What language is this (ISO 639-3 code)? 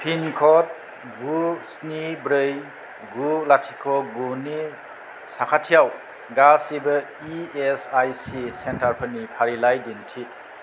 brx